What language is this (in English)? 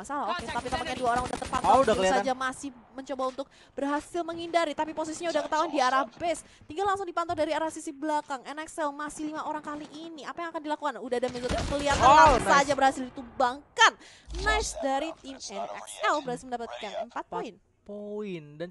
Indonesian